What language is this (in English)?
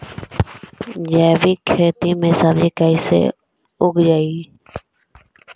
Magahi